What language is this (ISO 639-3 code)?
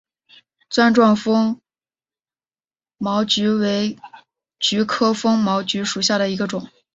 zho